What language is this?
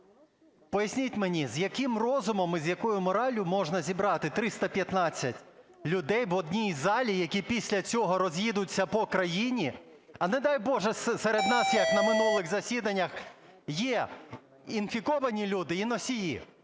Ukrainian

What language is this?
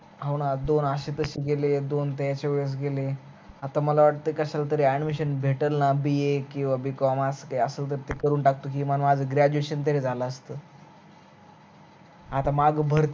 Marathi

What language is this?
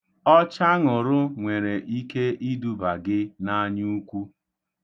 Igbo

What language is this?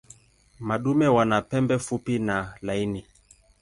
Swahili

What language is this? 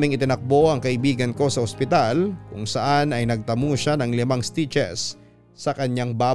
Filipino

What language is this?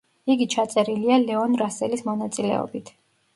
Georgian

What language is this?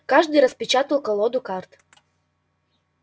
Russian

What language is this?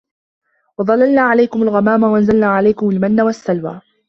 Arabic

